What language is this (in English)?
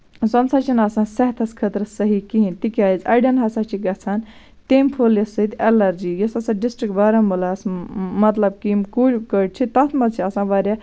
Kashmiri